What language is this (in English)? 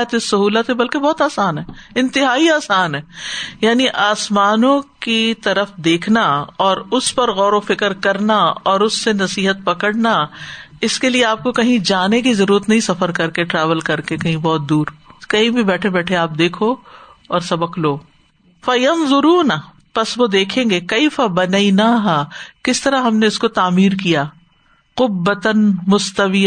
Urdu